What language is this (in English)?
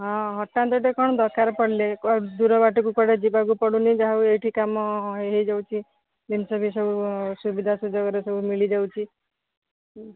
Odia